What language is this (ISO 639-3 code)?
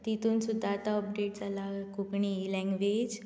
kok